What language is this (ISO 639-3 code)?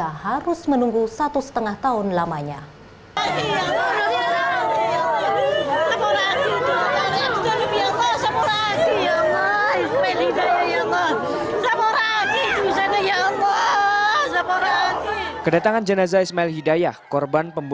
ind